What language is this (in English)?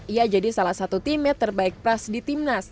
Indonesian